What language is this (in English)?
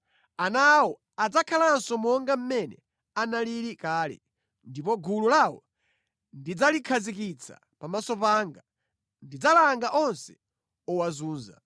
Nyanja